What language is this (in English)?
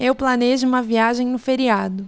Portuguese